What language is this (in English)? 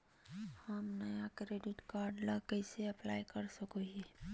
Magahi